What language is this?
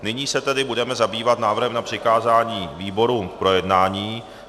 Czech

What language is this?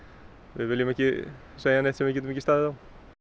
Icelandic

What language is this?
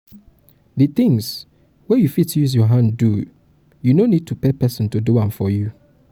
Nigerian Pidgin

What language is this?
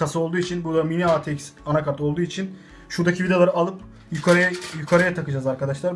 Turkish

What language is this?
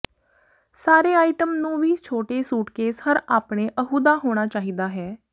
Punjabi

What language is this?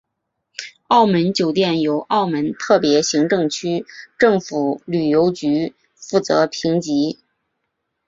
Chinese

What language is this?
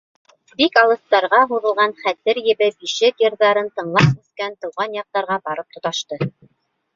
Bashkir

